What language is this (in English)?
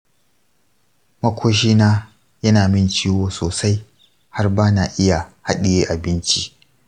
Hausa